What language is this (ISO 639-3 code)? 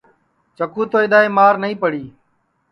ssi